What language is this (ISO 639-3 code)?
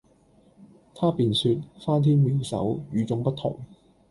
yue